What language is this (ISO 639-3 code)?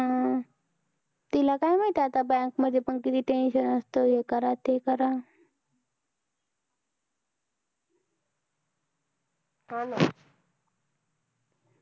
mar